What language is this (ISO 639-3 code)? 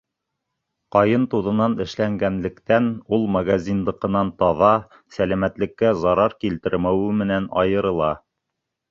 bak